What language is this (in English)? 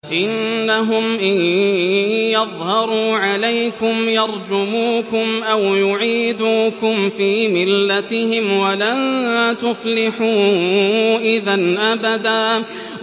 Arabic